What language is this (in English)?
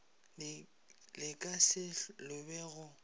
Northern Sotho